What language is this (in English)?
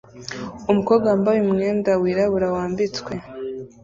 Kinyarwanda